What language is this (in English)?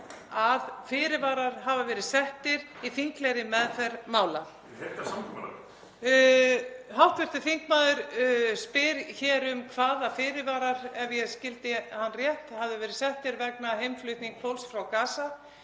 Icelandic